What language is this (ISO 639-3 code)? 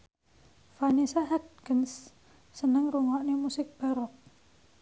jav